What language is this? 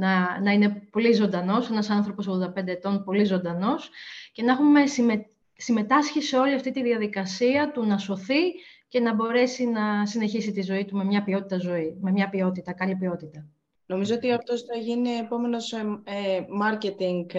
Greek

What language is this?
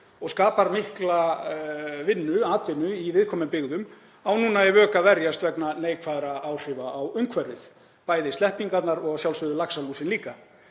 Icelandic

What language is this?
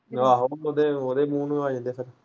Punjabi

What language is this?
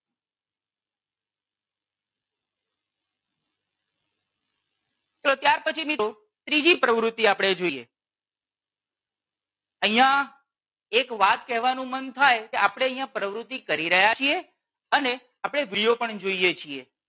Gujarati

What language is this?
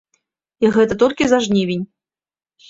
Belarusian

